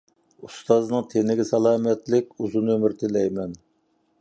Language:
Uyghur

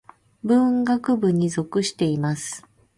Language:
Japanese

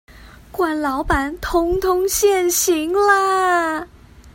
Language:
Chinese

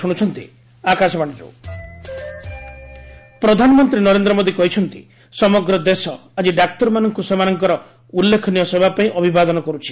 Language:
Odia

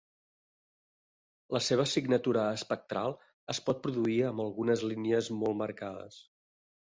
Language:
Catalan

